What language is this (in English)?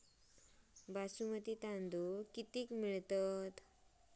Marathi